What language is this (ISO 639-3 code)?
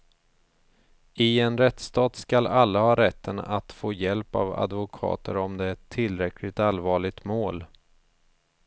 swe